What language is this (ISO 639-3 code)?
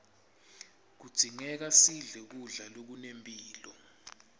ssw